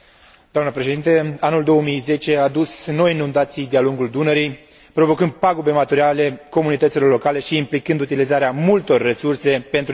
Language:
Romanian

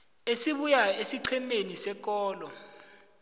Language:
South Ndebele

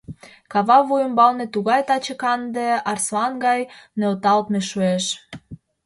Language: Mari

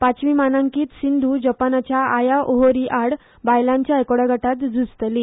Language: Konkani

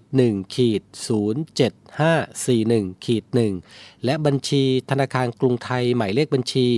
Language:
Thai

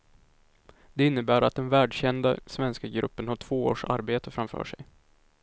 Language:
Swedish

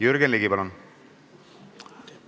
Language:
Estonian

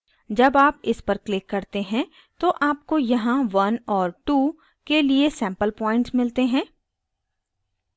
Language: Hindi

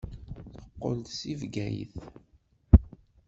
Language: Kabyle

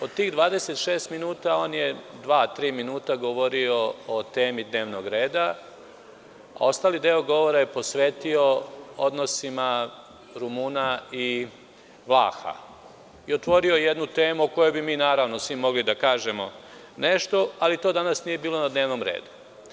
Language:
Serbian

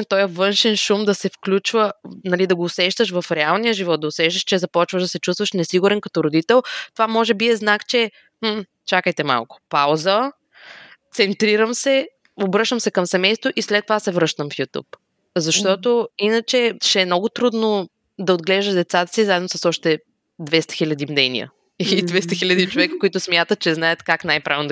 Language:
Bulgarian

